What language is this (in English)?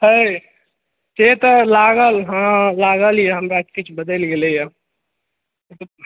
Maithili